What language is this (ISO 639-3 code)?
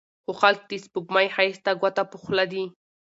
pus